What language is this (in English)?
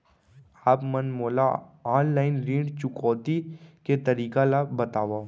Chhattisgarhi